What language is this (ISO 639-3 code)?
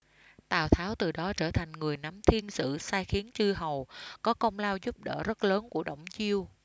vie